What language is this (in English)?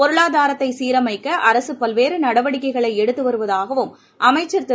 Tamil